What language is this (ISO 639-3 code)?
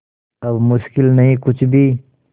hin